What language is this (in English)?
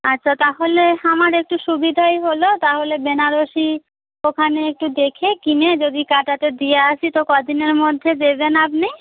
Bangla